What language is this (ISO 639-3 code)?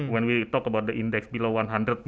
ind